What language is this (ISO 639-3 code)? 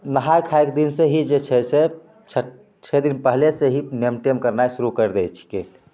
mai